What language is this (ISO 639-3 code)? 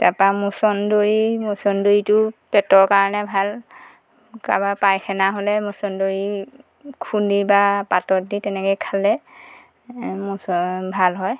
asm